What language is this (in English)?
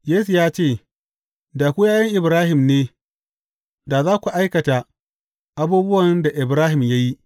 Hausa